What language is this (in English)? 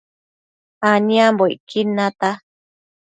Matsés